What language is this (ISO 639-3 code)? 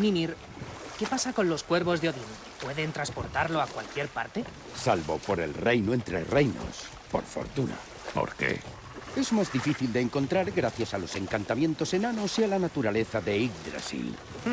spa